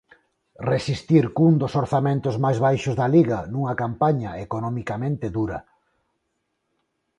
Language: Galician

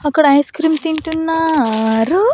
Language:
Telugu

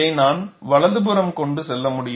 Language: Tamil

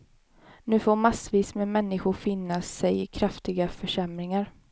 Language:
Swedish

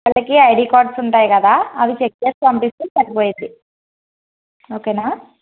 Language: Telugu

